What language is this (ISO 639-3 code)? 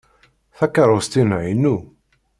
kab